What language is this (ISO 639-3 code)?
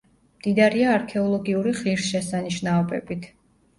kat